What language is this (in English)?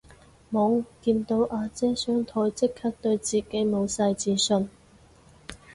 Cantonese